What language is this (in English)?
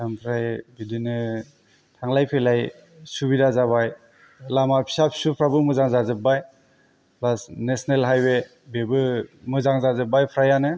Bodo